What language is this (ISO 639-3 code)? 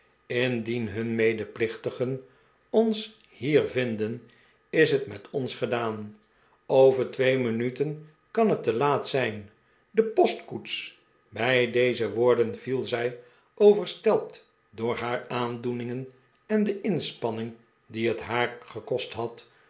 nld